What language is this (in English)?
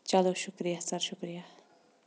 Kashmiri